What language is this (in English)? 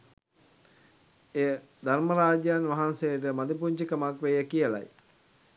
Sinhala